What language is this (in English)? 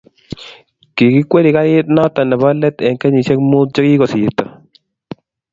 Kalenjin